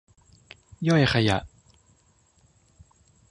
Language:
Thai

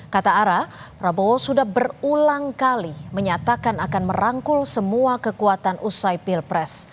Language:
Indonesian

